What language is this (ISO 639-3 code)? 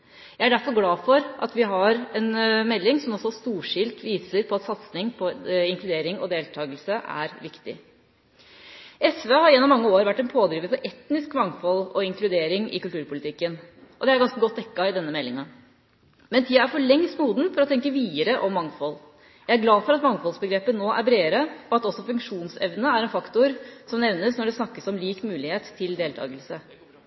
nob